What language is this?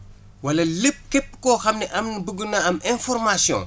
Wolof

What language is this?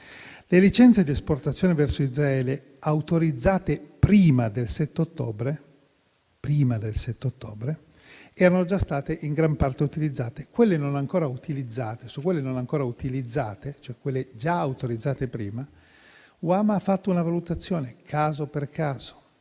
Italian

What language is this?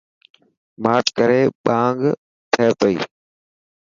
Dhatki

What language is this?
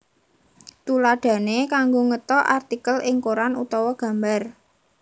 Javanese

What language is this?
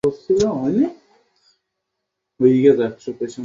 Bangla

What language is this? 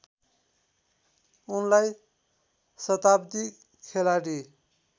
Nepali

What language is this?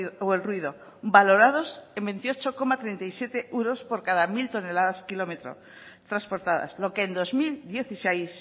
Spanish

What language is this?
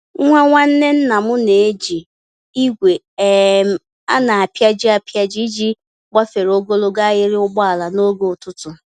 Igbo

